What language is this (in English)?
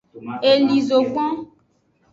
Aja (Benin)